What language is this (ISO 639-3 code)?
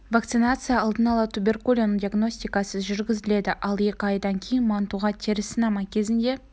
kaz